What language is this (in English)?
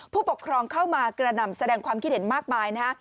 Thai